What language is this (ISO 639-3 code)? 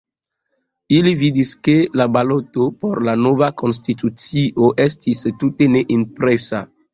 epo